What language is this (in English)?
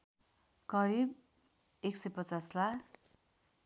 Nepali